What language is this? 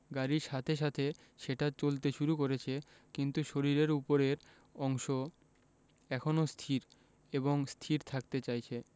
Bangla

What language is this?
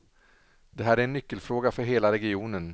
Swedish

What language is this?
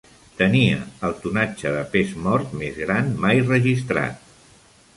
Catalan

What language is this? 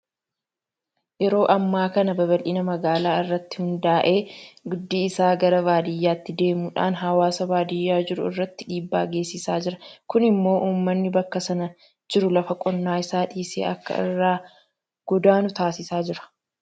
Oromo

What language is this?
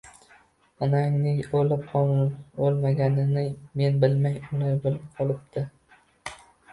Uzbek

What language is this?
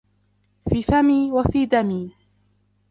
Arabic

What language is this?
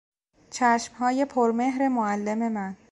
Persian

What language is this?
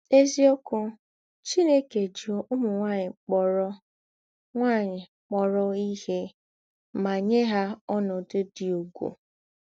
Igbo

